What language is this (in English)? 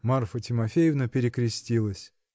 Russian